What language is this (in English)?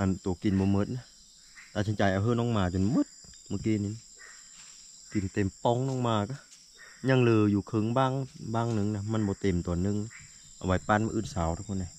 Thai